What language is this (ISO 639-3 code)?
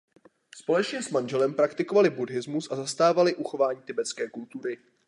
ces